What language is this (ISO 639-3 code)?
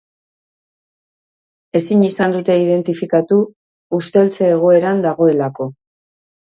eus